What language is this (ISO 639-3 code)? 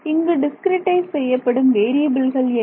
tam